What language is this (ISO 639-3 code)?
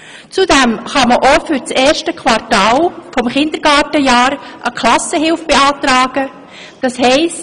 gsw